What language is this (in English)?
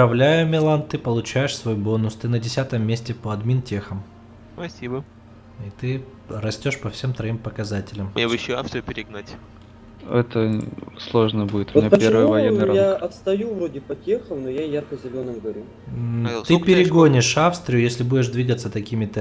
Russian